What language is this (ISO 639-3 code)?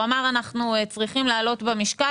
heb